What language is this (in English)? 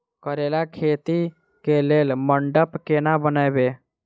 Maithili